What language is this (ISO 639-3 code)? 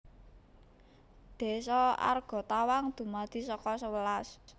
jav